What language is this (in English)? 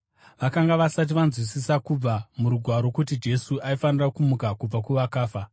Shona